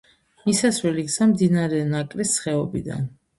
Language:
Georgian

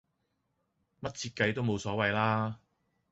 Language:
Cantonese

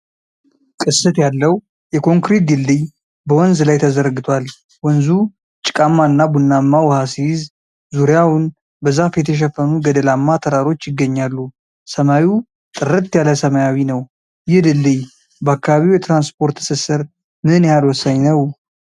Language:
Amharic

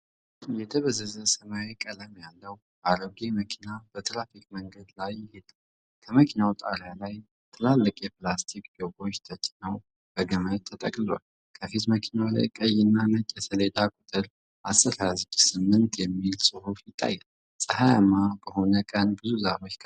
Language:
Amharic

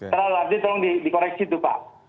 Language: Indonesian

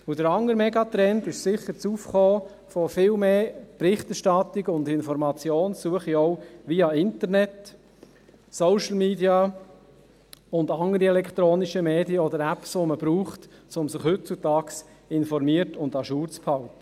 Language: Swiss German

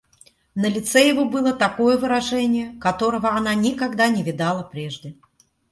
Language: Russian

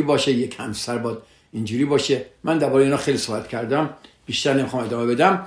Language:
Persian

